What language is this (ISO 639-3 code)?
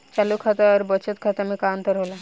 bho